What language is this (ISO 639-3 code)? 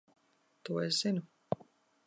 lav